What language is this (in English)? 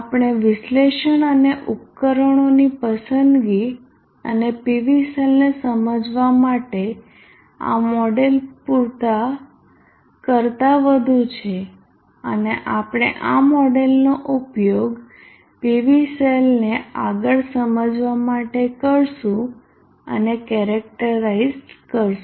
Gujarati